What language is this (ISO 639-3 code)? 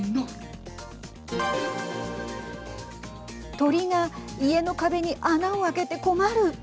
jpn